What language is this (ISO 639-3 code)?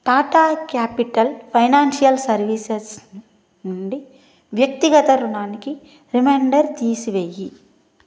tel